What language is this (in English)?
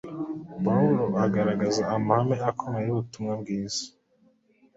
Kinyarwanda